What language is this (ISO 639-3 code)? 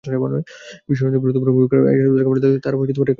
ben